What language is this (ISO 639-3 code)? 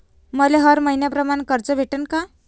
mar